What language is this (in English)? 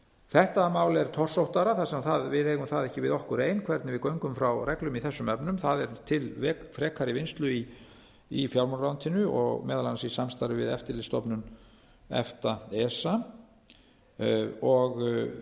Icelandic